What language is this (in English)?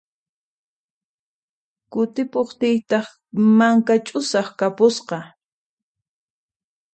Puno Quechua